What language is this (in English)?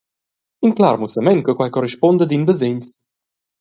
Romansh